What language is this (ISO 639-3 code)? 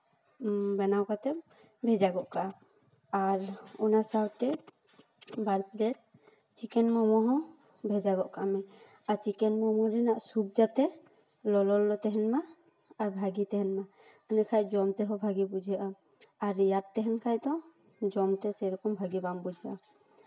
sat